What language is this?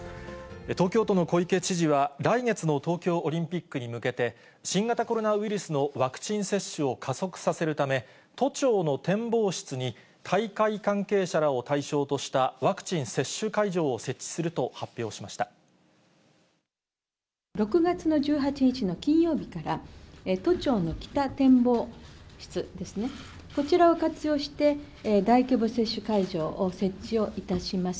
Japanese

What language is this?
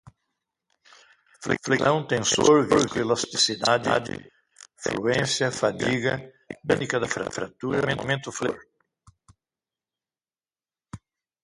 Portuguese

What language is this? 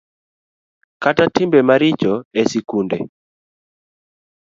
Luo (Kenya and Tanzania)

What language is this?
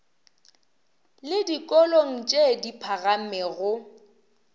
Northern Sotho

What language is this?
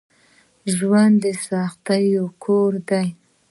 Pashto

